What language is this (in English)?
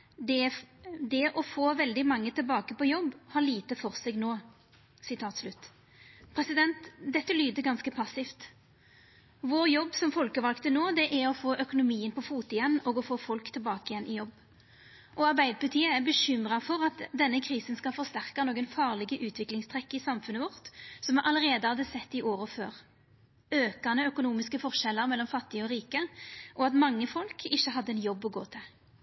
Norwegian Nynorsk